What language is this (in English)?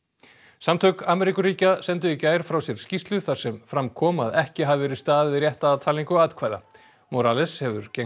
Icelandic